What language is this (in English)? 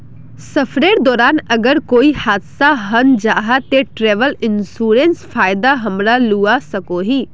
Magahi